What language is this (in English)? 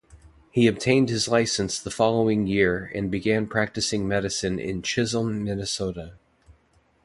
English